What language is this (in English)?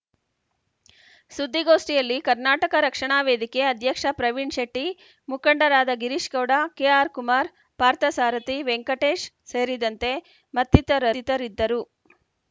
Kannada